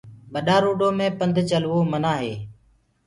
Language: Gurgula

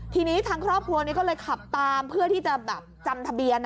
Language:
Thai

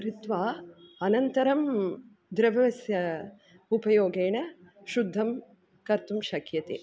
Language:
Sanskrit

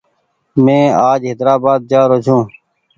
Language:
Goaria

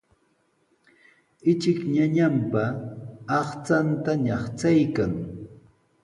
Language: Sihuas Ancash Quechua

